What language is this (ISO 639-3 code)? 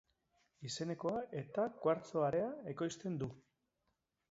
eus